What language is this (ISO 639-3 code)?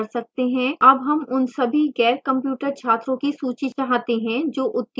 hin